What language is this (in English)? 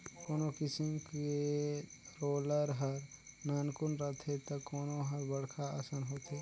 Chhattisgarhi